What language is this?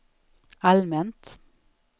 Swedish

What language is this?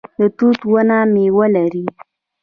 Pashto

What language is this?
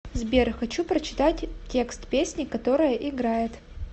Russian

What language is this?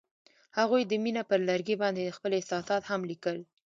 Pashto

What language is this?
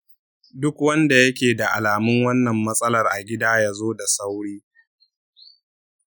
Hausa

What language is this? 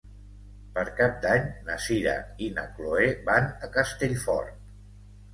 Catalan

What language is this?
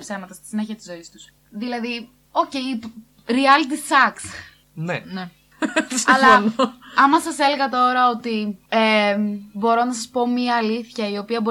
Greek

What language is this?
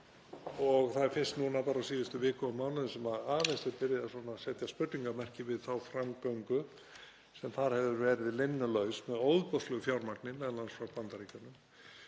Icelandic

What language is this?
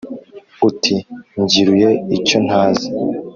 Kinyarwanda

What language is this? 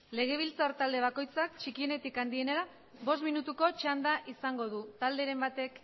Basque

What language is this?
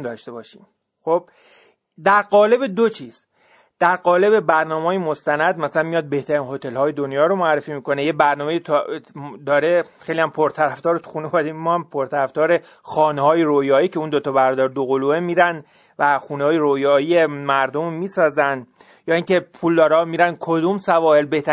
Persian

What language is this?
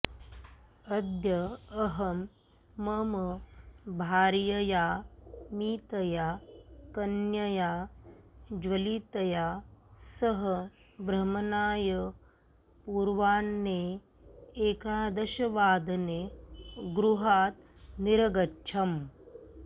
Sanskrit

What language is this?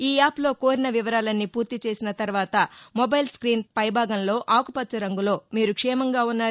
Telugu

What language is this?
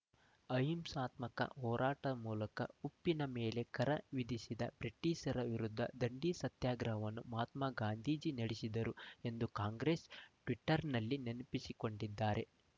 Kannada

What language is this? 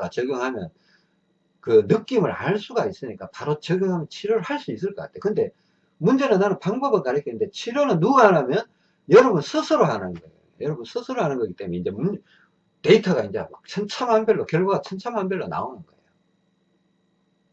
Korean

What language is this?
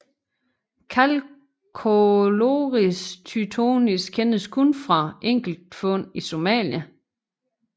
Danish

